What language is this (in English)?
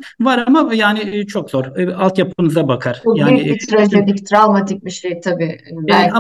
Turkish